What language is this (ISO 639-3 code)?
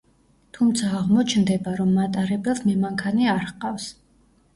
kat